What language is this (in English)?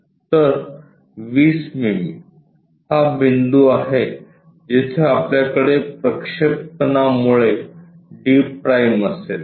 Marathi